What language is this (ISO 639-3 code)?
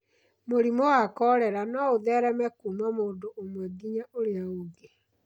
kik